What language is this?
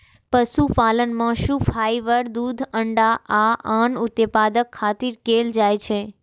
Maithili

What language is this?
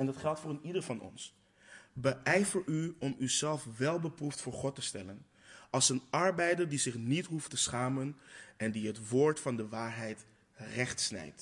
Dutch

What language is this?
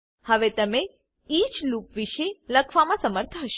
Gujarati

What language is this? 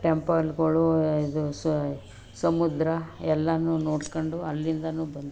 Kannada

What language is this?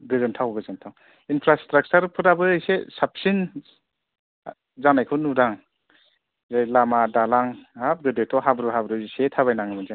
Bodo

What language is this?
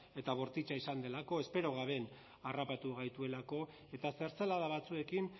Basque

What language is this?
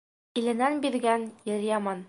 Bashkir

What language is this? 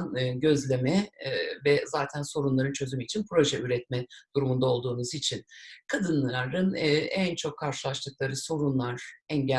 Turkish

